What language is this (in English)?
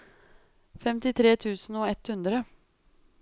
Norwegian